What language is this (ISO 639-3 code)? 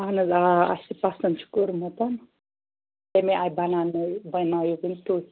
kas